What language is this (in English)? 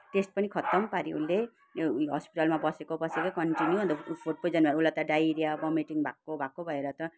Nepali